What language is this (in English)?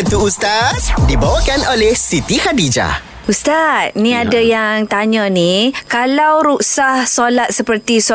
Malay